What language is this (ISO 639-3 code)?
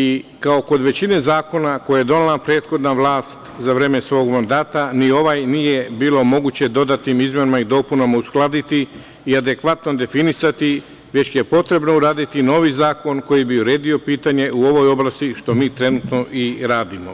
srp